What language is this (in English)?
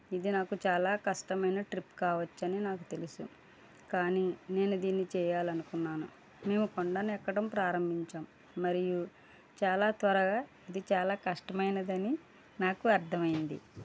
Telugu